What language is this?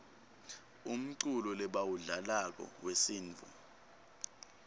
Swati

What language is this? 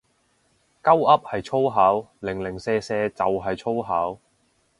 Cantonese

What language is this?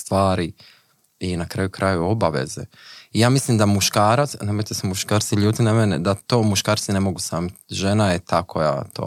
Croatian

